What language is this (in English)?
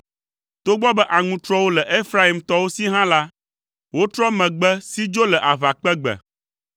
Ewe